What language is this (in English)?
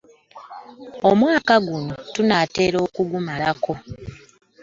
Ganda